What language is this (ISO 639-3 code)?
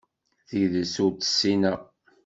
kab